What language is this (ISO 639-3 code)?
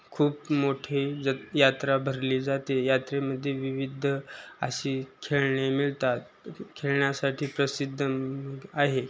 mar